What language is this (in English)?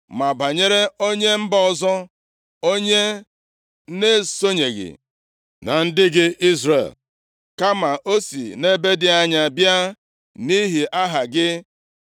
Igbo